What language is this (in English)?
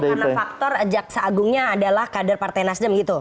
Indonesian